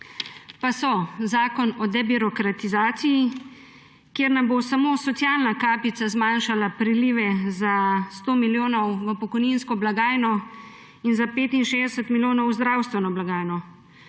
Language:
Slovenian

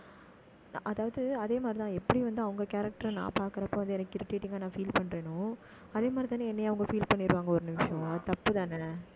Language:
Tamil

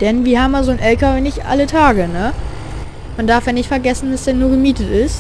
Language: German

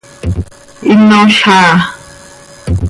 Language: Seri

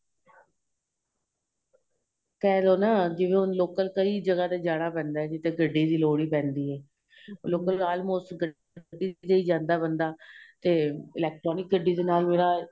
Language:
Punjabi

